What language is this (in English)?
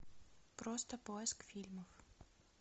Russian